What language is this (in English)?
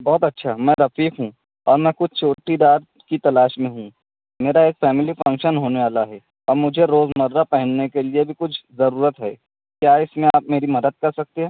Urdu